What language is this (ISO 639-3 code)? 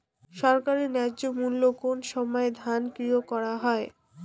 ben